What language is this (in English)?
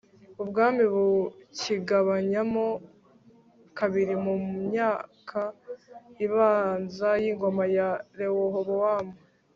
Kinyarwanda